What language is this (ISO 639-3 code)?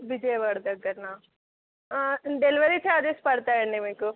tel